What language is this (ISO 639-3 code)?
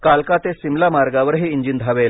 mar